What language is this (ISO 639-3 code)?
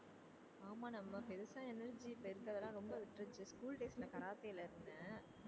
tam